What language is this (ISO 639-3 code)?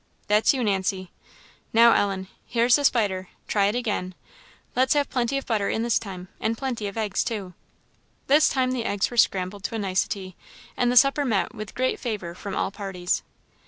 eng